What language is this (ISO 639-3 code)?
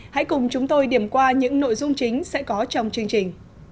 vie